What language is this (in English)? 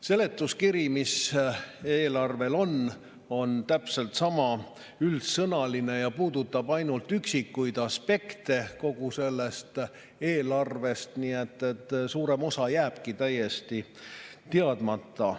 Estonian